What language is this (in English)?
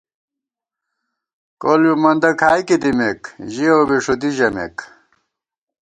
Gawar-Bati